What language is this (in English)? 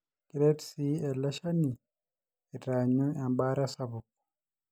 Masai